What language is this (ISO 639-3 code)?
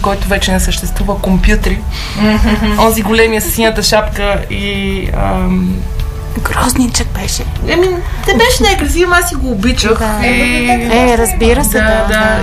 bul